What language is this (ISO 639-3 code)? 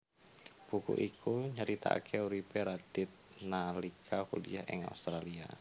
jav